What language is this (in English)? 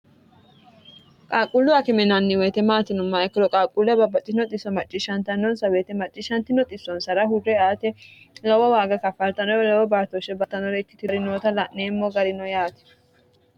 Sidamo